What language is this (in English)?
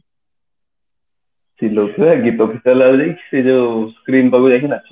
Odia